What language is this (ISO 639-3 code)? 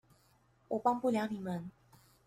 zho